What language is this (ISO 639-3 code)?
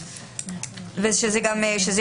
heb